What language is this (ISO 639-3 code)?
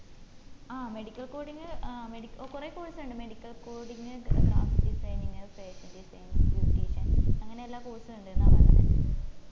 mal